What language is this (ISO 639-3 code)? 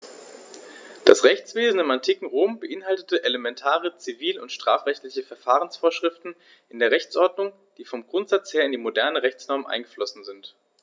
deu